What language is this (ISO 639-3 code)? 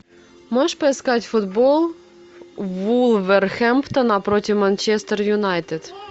rus